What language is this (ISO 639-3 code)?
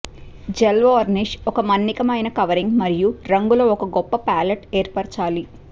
tel